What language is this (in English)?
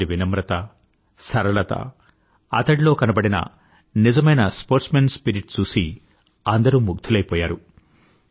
Telugu